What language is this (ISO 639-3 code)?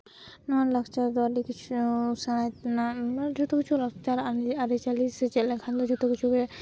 sat